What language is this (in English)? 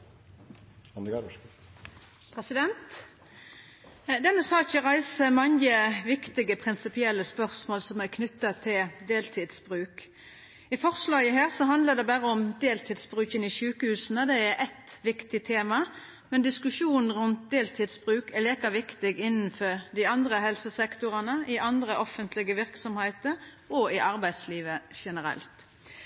Norwegian